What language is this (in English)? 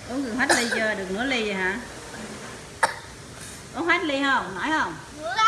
Vietnamese